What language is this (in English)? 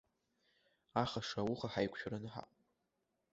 Abkhazian